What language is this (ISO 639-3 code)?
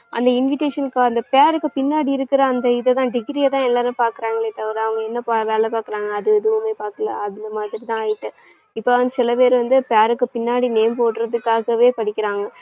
tam